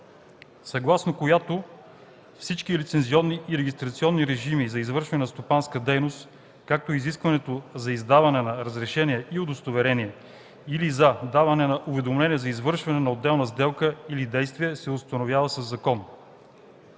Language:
Bulgarian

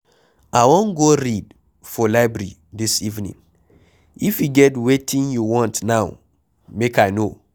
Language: Nigerian Pidgin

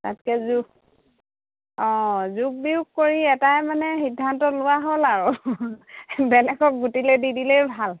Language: Assamese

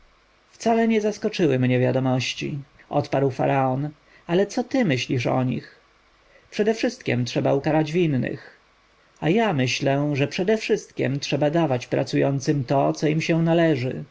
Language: Polish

